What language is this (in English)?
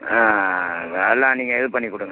Tamil